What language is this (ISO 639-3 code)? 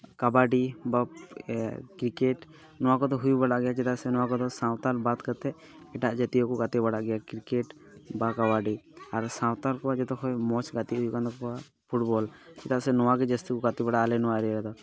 sat